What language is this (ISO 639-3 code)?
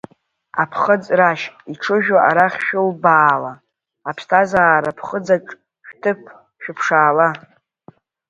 abk